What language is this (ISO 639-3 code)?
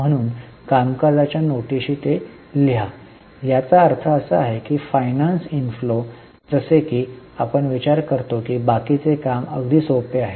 mar